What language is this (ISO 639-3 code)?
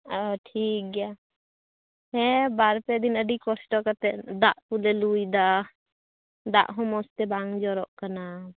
sat